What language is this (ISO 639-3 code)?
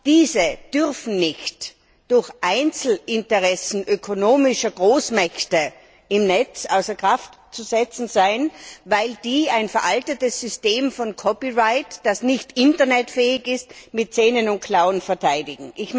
deu